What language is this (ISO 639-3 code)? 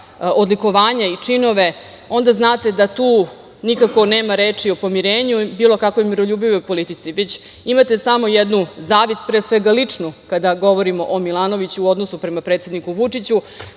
srp